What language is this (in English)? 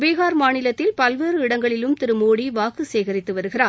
Tamil